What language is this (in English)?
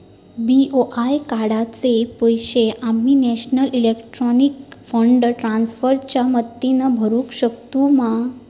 Marathi